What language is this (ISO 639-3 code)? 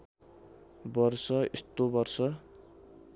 nep